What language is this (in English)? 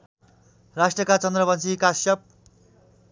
Nepali